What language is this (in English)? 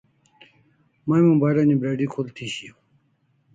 Kalasha